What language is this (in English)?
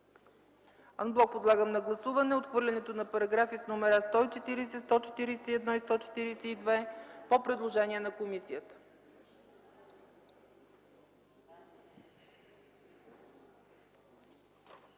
Bulgarian